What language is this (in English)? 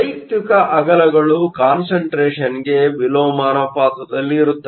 Kannada